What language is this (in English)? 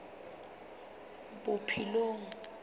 Southern Sotho